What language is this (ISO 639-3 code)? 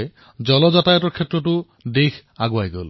asm